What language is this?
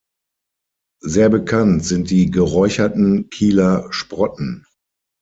German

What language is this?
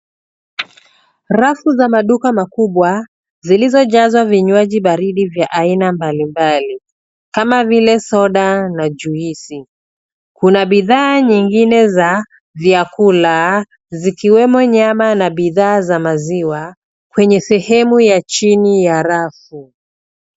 Swahili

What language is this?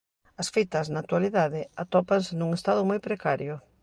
Galician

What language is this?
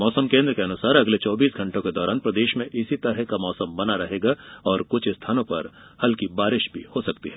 Hindi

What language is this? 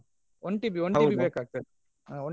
Kannada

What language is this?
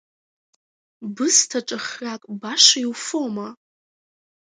Abkhazian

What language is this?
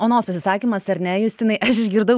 Lithuanian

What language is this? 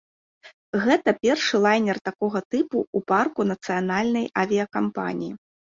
Belarusian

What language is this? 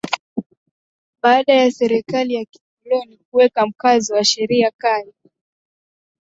Swahili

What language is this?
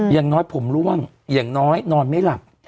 Thai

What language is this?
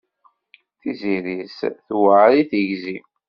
Kabyle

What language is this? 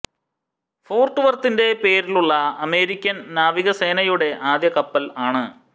Malayalam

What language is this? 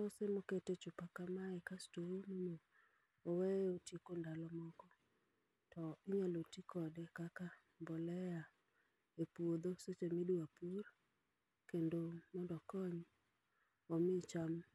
Luo (Kenya and Tanzania)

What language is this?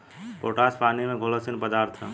Bhojpuri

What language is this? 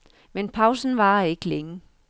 Danish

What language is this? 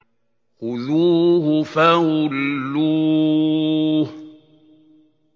Arabic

